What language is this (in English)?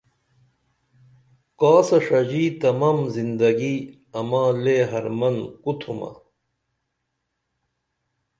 Dameli